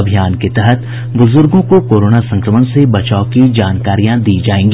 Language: Hindi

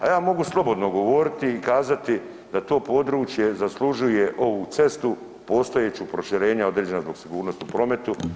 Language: Croatian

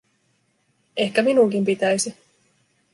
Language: Finnish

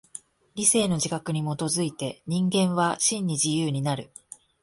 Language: Japanese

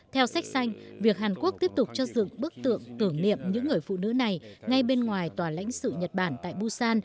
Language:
Vietnamese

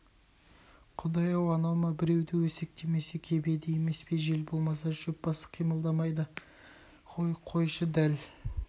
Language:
Kazakh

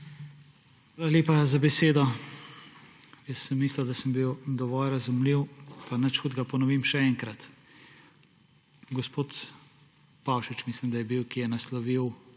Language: Slovenian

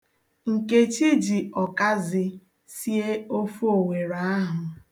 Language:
Igbo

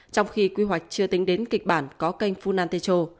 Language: Vietnamese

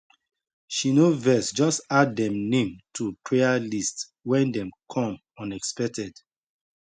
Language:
Nigerian Pidgin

